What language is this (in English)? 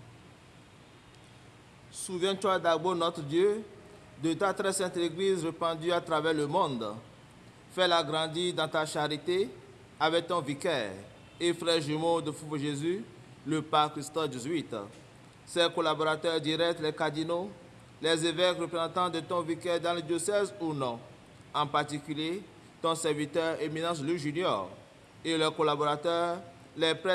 French